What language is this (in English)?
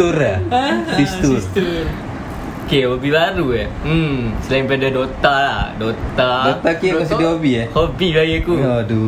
Malay